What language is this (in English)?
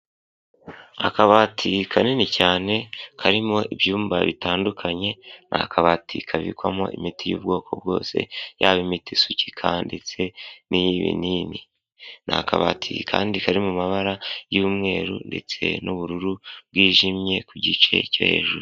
Kinyarwanda